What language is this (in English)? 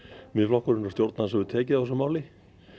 Icelandic